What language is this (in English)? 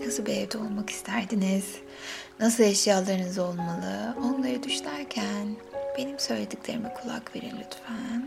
Turkish